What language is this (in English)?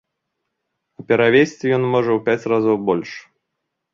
Belarusian